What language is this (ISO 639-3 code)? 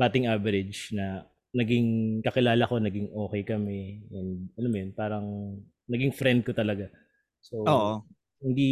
fil